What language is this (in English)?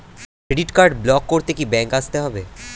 Bangla